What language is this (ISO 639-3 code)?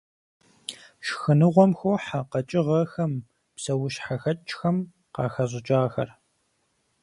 kbd